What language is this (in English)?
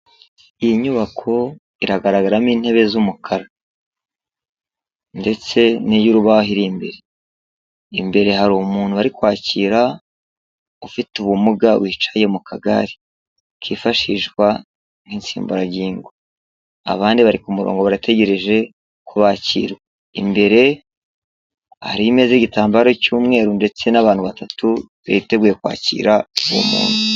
Kinyarwanda